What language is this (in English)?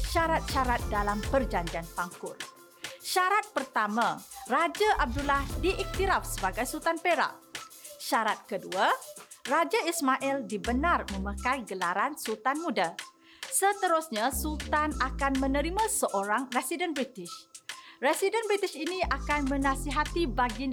Malay